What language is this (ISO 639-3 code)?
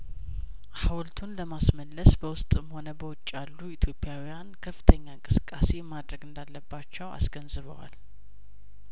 amh